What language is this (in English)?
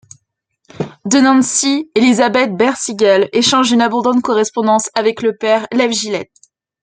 French